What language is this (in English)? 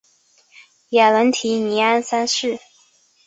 Chinese